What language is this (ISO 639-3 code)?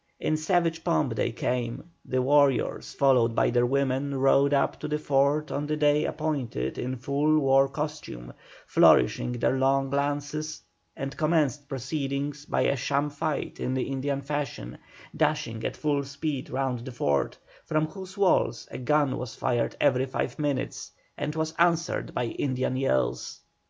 eng